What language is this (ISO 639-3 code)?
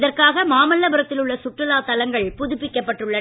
tam